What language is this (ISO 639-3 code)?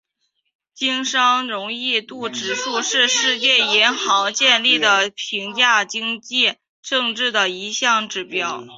zho